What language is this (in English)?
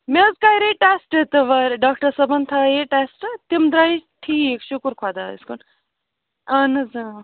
Kashmiri